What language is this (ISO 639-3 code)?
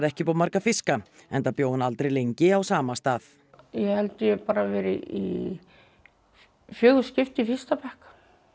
isl